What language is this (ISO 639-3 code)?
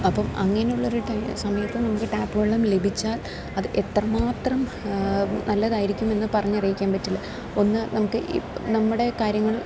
mal